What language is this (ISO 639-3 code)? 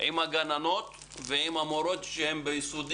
heb